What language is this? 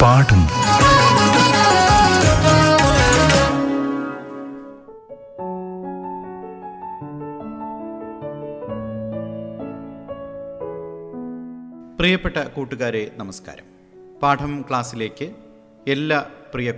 Malayalam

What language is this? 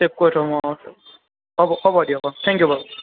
Assamese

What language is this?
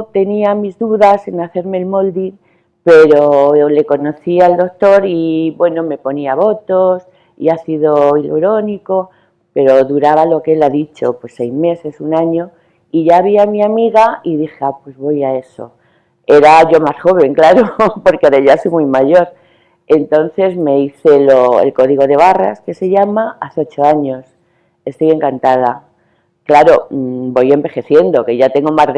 Spanish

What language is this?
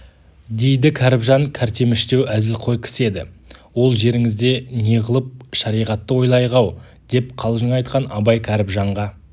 Kazakh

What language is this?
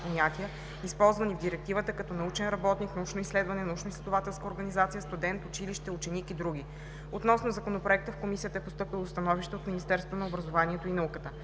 Bulgarian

